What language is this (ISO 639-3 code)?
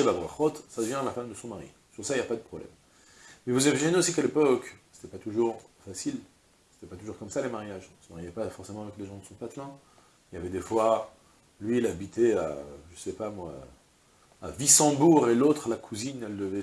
fra